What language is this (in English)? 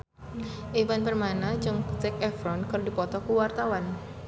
Sundanese